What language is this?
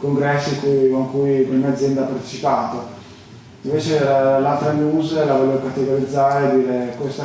Italian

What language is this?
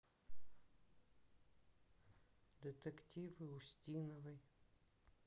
Russian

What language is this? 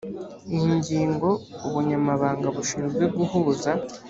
Kinyarwanda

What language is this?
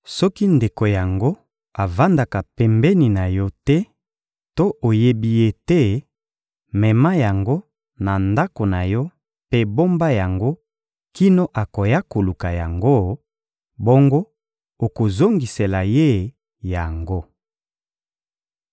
Lingala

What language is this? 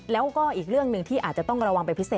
Thai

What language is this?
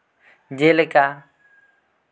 Santali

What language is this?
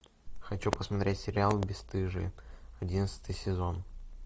Russian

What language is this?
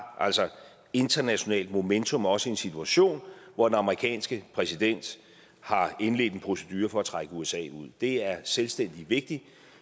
Danish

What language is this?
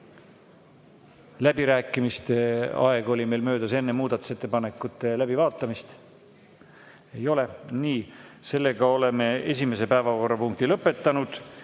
Estonian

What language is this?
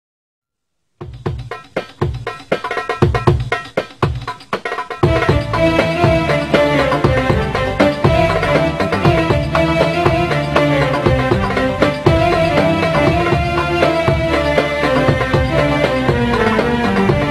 Arabic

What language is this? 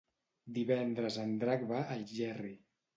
Catalan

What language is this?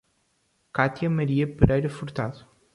Portuguese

